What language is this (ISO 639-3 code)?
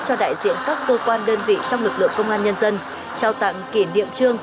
vie